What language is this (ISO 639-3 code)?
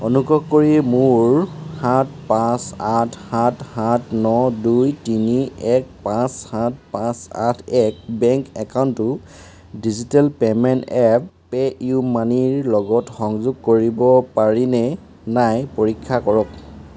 asm